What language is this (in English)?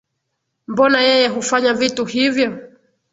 Swahili